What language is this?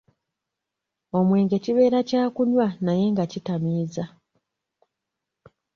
Ganda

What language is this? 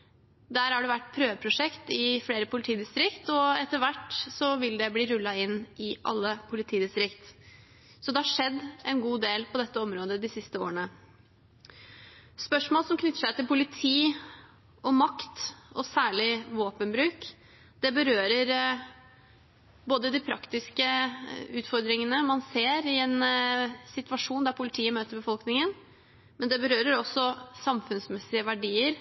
Norwegian Bokmål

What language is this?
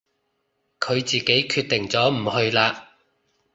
Cantonese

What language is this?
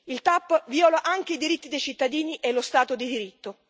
Italian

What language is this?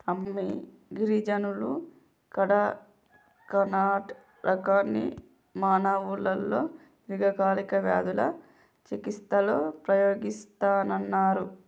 Telugu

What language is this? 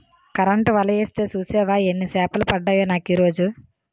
Telugu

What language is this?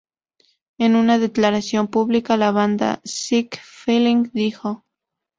Spanish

